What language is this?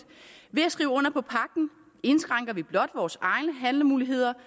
Danish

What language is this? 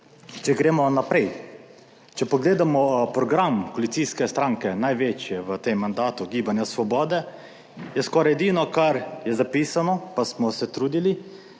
Slovenian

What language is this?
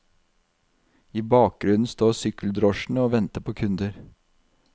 Norwegian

